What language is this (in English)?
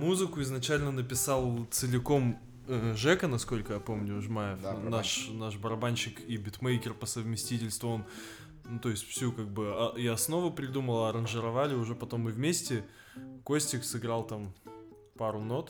Russian